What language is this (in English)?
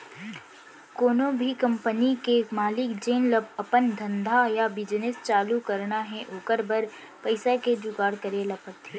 Chhattisgarhi